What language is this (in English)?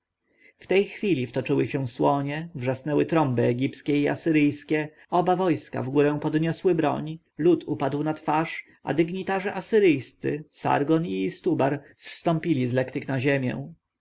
Polish